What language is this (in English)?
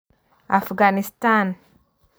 Kalenjin